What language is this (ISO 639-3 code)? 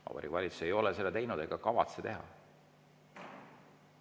est